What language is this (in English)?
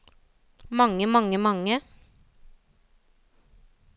Norwegian